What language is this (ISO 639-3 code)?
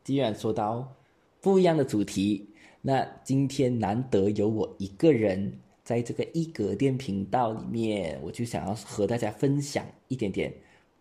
zho